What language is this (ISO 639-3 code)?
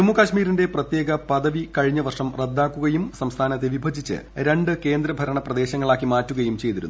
mal